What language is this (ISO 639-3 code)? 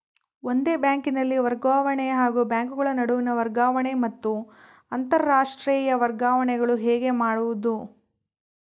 kan